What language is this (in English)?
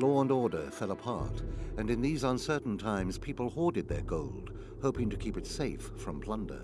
English